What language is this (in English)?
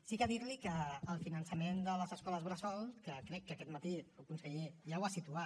Catalan